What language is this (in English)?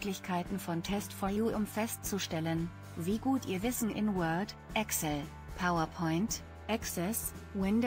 German